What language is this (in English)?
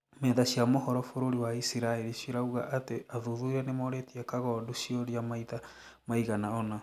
Kikuyu